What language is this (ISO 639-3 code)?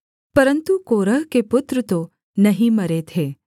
hin